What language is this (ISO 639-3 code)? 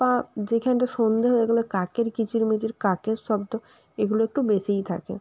ben